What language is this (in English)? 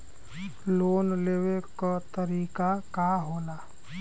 Bhojpuri